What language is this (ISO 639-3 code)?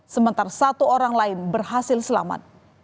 ind